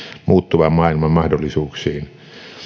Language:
Finnish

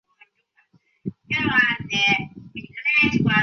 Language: Chinese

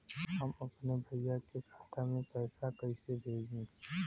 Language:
Bhojpuri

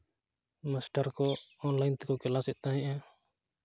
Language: Santali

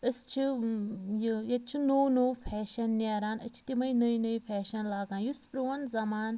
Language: Kashmiri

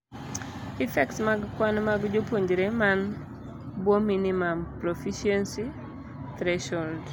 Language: Luo (Kenya and Tanzania)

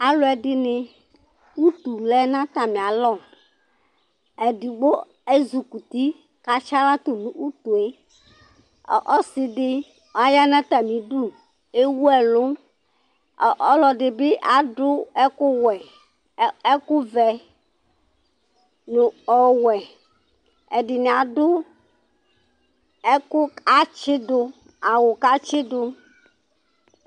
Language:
Ikposo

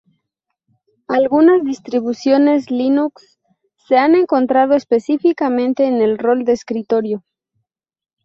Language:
Spanish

